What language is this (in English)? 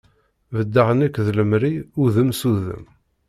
Kabyle